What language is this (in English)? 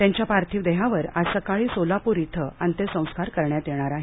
Marathi